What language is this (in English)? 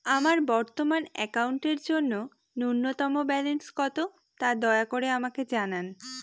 Bangla